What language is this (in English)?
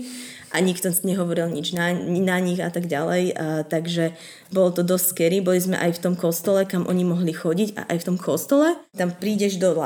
Slovak